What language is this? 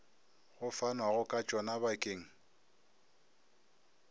Northern Sotho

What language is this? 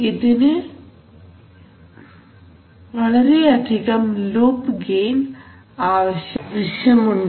Malayalam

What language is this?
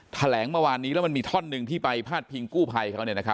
Thai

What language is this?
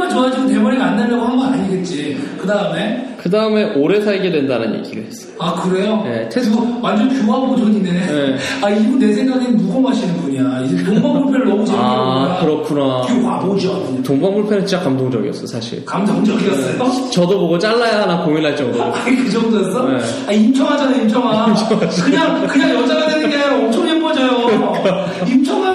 Korean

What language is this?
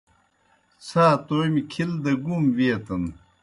Kohistani Shina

